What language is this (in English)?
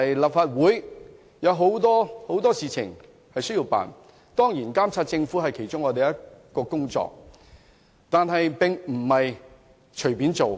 Cantonese